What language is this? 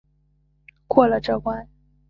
Chinese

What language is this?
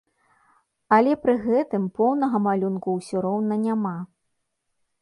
Belarusian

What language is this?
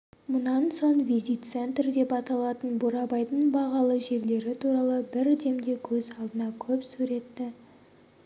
Kazakh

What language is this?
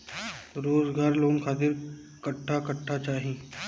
Bhojpuri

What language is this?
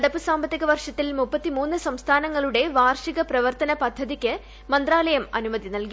Malayalam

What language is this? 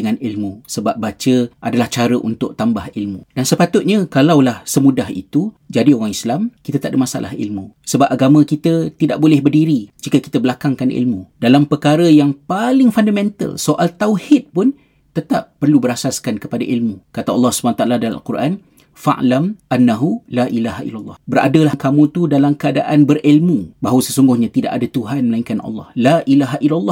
Malay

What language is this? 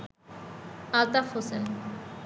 Bangla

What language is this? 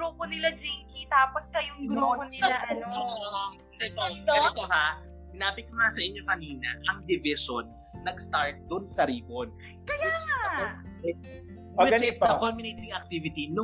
Filipino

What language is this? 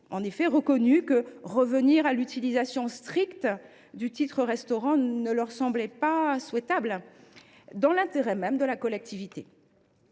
French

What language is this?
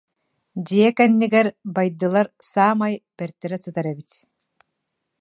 Yakut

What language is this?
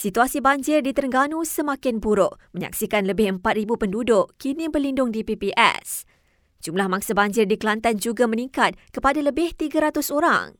Malay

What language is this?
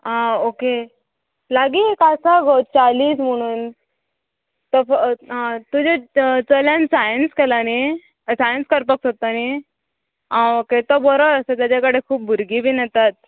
Konkani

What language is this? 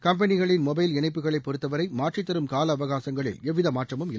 Tamil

